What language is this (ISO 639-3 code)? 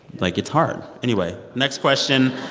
eng